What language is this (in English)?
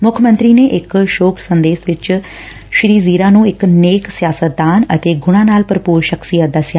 Punjabi